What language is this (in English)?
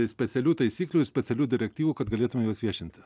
Lithuanian